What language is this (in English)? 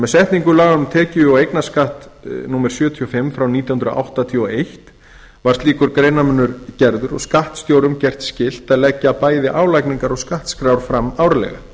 Icelandic